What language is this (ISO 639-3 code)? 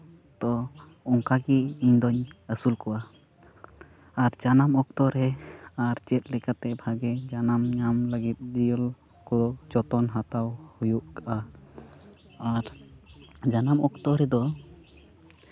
sat